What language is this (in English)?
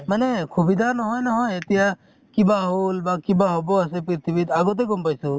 Assamese